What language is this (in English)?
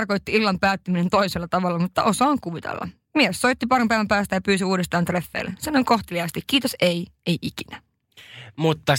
Finnish